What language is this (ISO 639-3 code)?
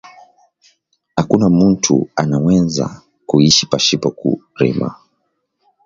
swa